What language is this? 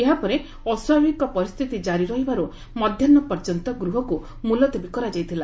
Odia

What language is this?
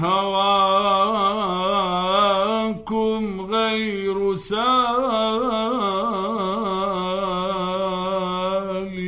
Arabic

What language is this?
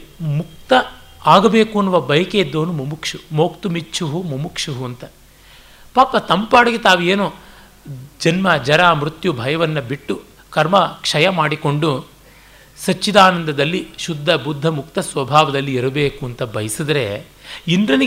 Kannada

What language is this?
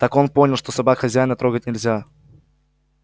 Russian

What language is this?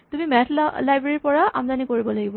Assamese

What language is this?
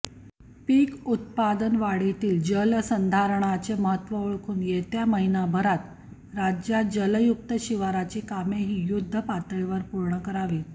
Marathi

